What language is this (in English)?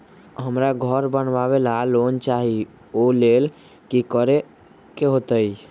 Magahi